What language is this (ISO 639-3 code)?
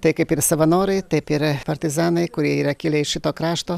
lit